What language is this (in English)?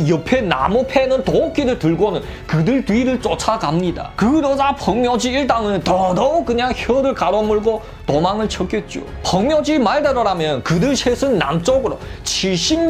Korean